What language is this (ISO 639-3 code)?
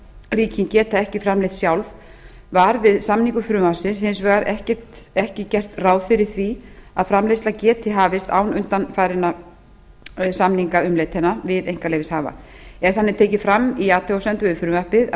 isl